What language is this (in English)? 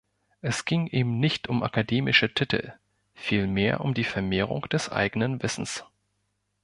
German